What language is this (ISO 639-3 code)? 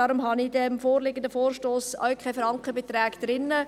gsw